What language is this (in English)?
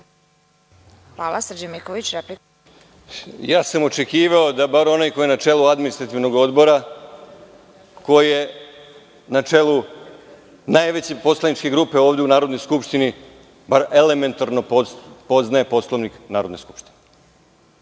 Serbian